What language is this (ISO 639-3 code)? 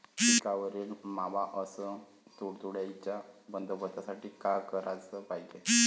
mar